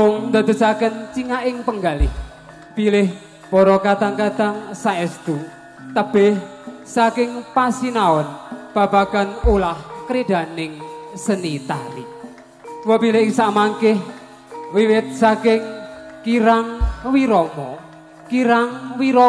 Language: Indonesian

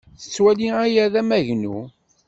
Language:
Kabyle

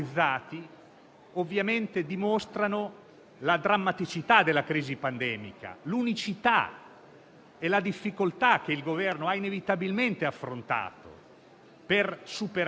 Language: Italian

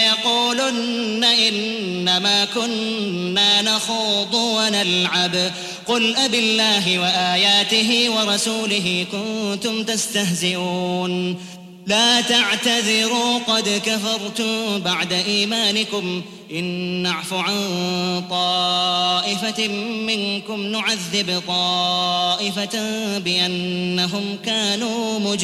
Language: Arabic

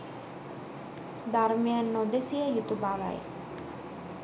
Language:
Sinhala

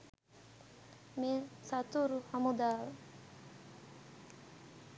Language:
Sinhala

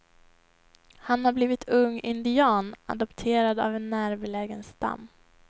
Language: Swedish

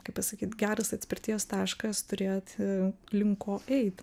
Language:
Lithuanian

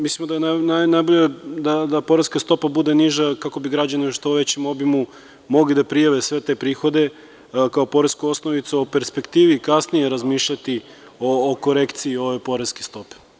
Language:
Serbian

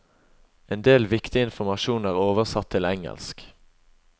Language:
Norwegian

